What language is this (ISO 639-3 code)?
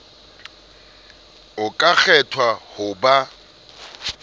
sot